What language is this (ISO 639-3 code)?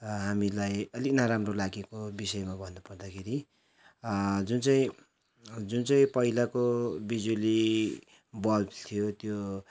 nep